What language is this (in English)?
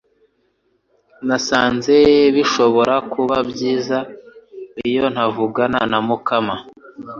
Kinyarwanda